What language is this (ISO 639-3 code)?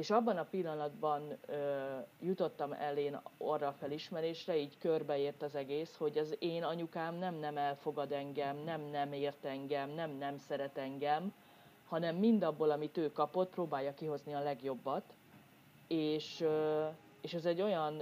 hun